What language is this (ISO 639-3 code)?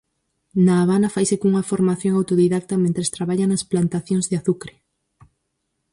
glg